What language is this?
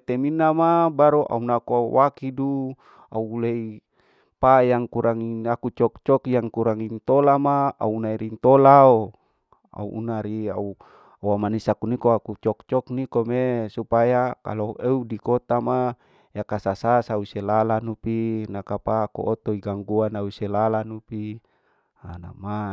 Larike-Wakasihu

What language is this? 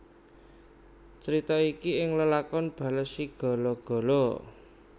Javanese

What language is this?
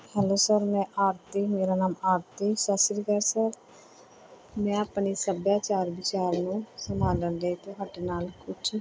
Punjabi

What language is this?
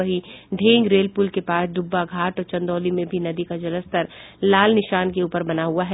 Hindi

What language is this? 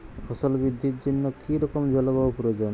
Bangla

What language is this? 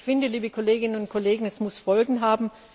German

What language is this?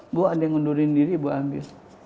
Indonesian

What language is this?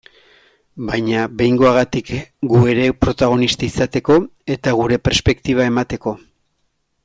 Basque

